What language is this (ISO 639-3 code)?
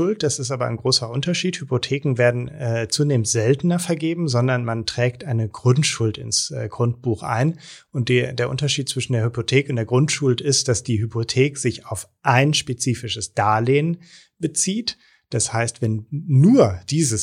deu